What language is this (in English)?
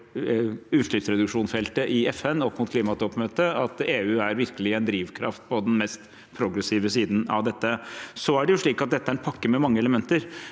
Norwegian